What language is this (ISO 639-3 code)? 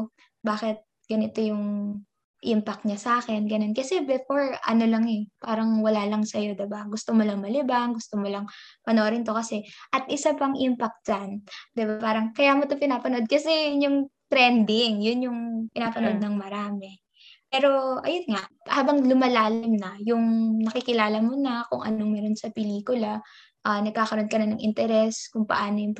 fil